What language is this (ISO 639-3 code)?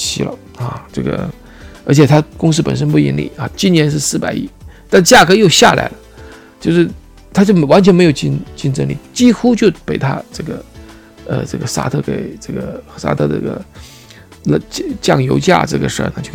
zho